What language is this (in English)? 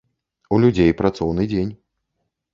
Belarusian